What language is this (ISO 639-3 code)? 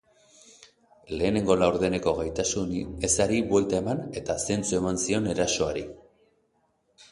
eus